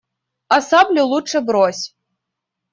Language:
Russian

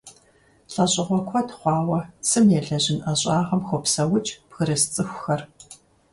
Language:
Kabardian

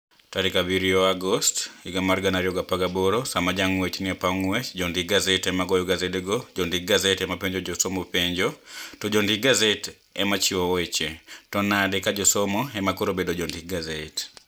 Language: Luo (Kenya and Tanzania)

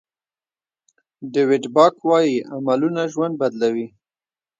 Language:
Pashto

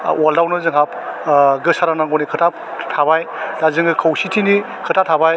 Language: Bodo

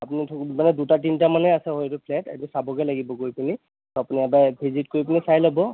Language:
Assamese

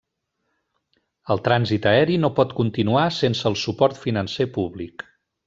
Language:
Catalan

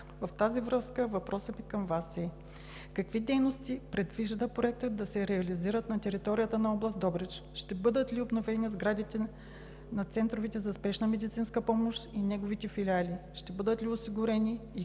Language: Bulgarian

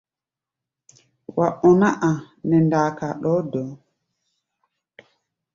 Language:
Gbaya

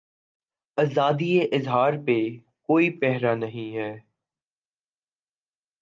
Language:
Urdu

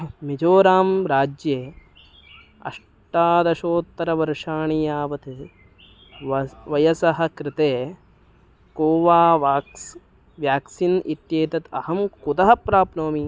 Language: Sanskrit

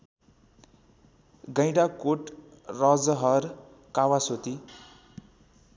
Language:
Nepali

